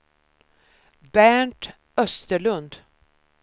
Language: Swedish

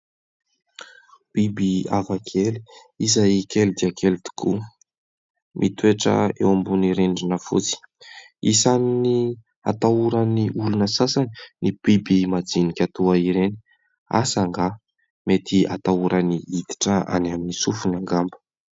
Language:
Malagasy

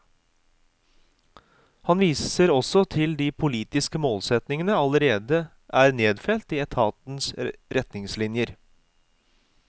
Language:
Norwegian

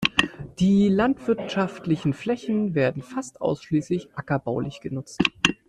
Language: German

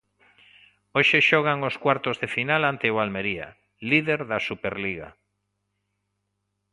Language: Galician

